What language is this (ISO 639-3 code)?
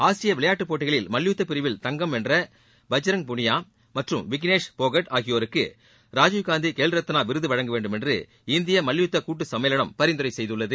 tam